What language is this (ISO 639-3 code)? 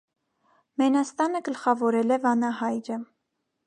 hye